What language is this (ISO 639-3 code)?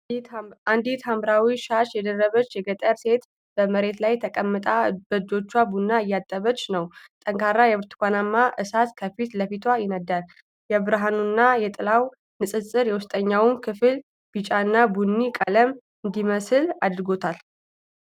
amh